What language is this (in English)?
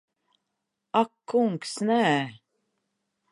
Latvian